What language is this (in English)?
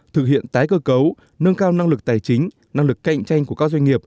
Vietnamese